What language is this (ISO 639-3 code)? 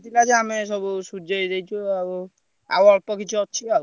ori